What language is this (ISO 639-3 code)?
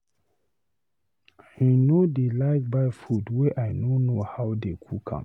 pcm